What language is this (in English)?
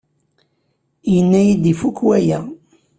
Kabyle